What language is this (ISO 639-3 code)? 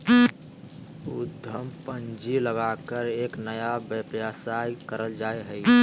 mag